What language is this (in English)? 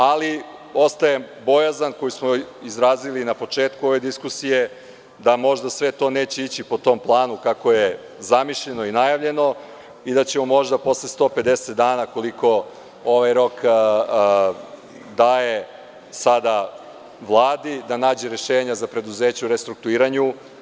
Serbian